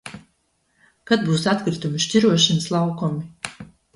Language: Latvian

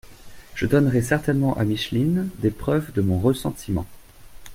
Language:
French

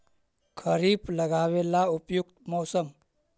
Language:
Magahi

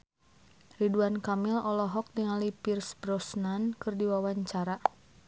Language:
Sundanese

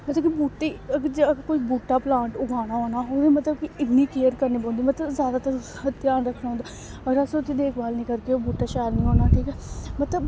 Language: Dogri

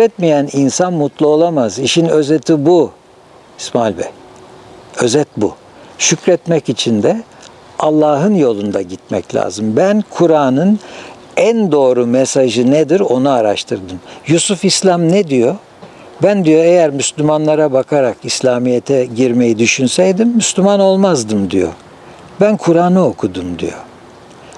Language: Turkish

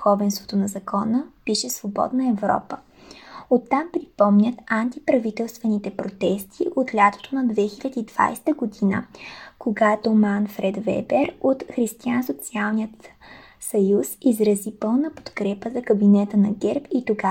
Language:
Bulgarian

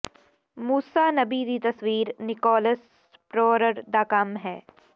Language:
Punjabi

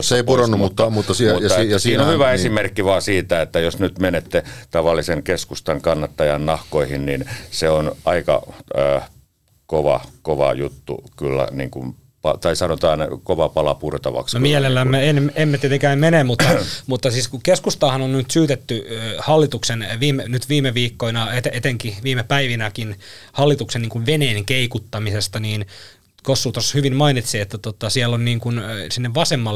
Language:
Finnish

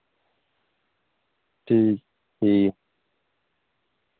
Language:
Dogri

